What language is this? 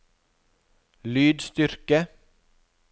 Norwegian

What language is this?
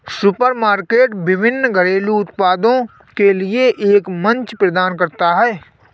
Hindi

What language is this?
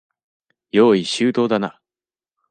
Japanese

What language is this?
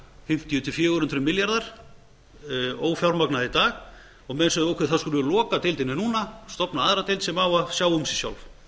Icelandic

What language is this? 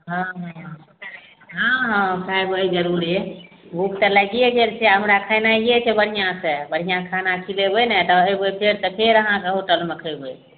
Maithili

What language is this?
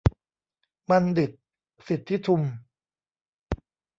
Thai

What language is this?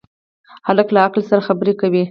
Pashto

